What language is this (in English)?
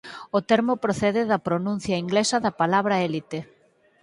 Galician